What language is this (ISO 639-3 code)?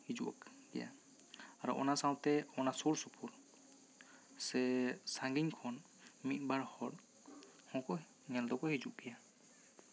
sat